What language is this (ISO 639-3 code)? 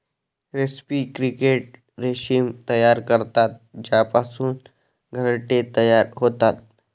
mar